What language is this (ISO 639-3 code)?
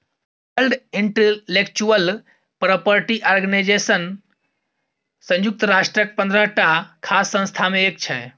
mai